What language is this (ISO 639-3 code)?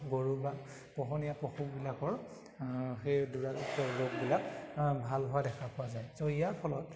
asm